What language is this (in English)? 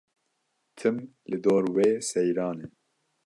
Kurdish